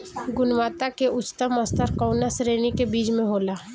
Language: Bhojpuri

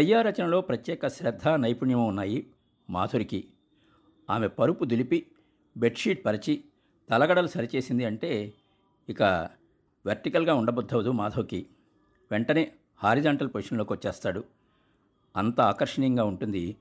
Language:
Telugu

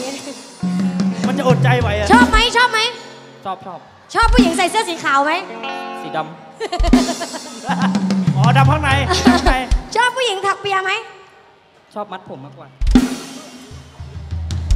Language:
Thai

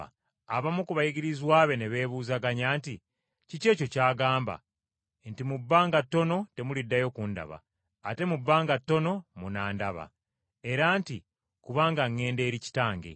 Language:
Ganda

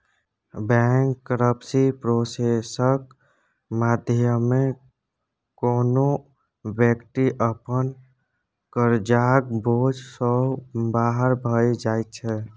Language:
Maithili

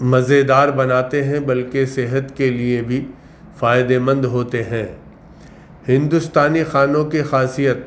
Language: Urdu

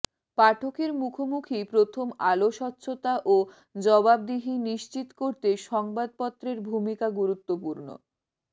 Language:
Bangla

